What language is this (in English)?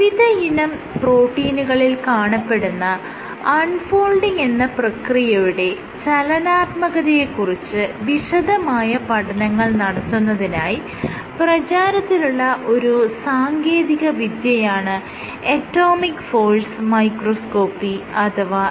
Malayalam